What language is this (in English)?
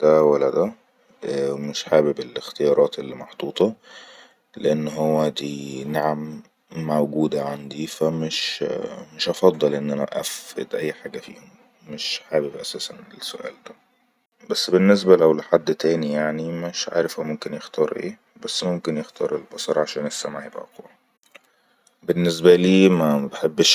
Egyptian Arabic